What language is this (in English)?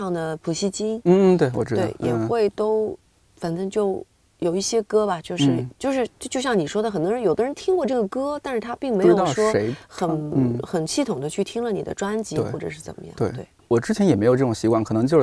Chinese